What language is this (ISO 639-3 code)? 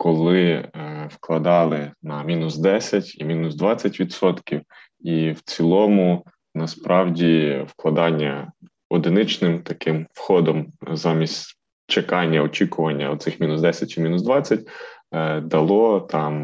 ukr